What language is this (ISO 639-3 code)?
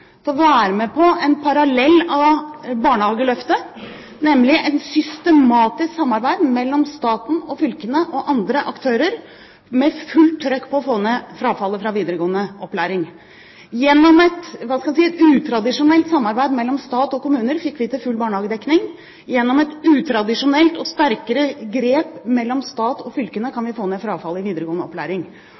nob